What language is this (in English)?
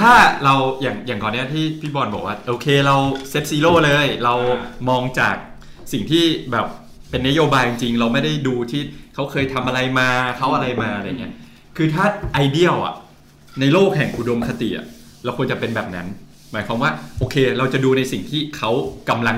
Thai